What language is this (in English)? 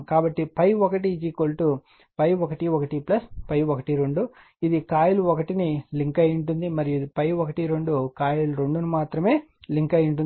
Telugu